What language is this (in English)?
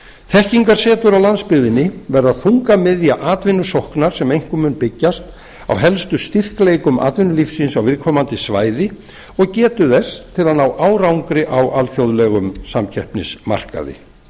Icelandic